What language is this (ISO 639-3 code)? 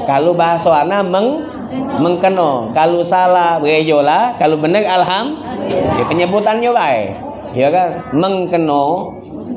ind